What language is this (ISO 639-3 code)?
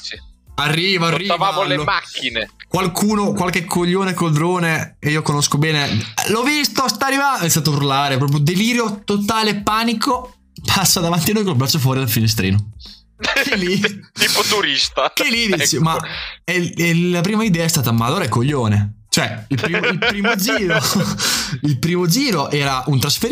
ita